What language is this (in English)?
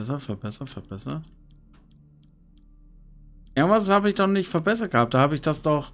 German